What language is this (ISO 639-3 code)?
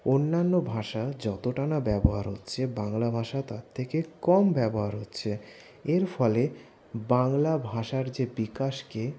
ben